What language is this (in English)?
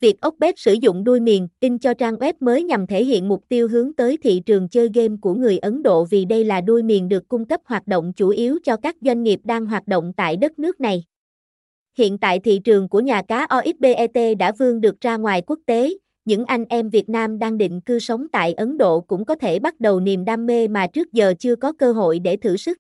Vietnamese